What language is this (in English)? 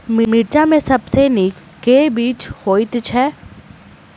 Maithili